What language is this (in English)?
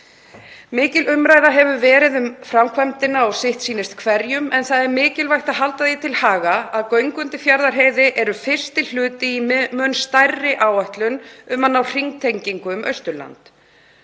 Icelandic